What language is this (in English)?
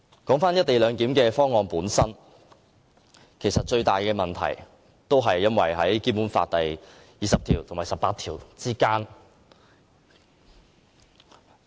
Cantonese